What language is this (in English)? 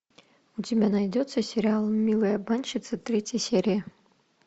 Russian